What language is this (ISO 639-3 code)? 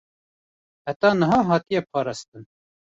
kur